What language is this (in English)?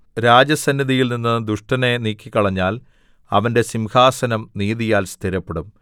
Malayalam